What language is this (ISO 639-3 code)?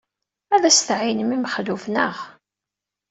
kab